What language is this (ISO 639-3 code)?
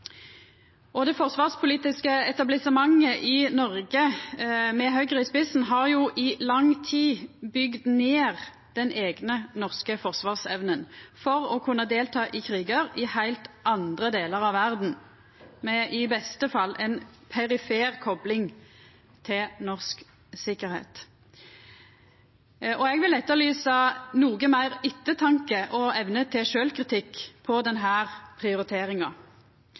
nno